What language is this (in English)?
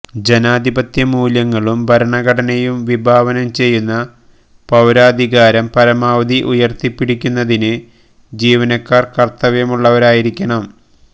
Malayalam